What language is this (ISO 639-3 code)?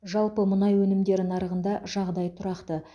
kaz